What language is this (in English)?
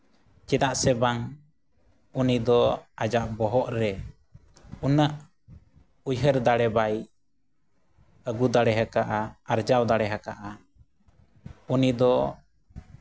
Santali